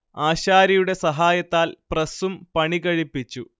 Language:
Malayalam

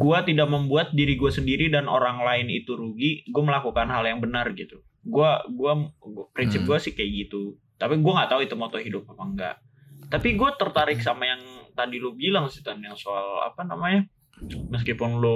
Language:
Indonesian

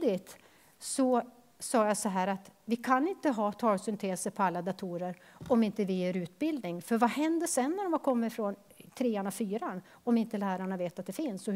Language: Swedish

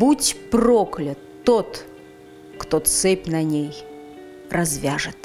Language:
Russian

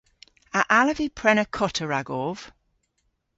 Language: Cornish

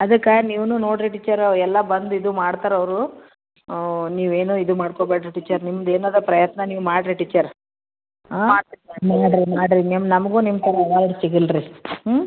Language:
Kannada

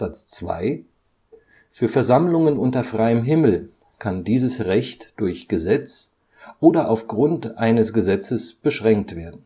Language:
German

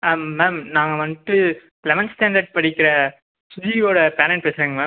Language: Tamil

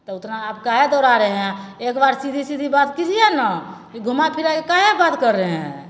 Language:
Maithili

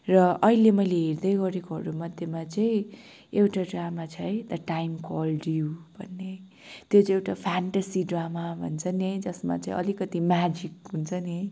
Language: Nepali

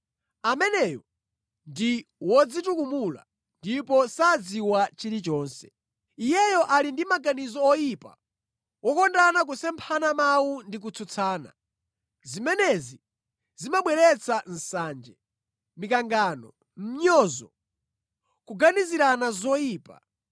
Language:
Nyanja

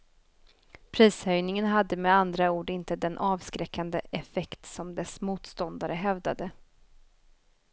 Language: Swedish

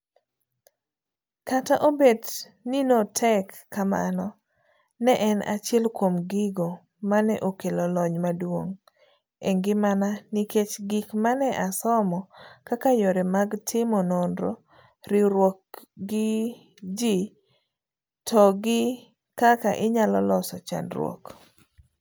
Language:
Luo (Kenya and Tanzania)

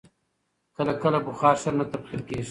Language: Pashto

